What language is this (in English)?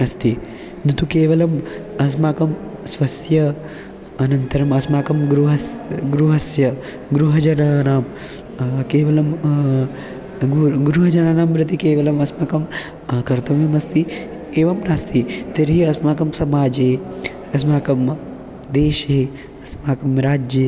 Sanskrit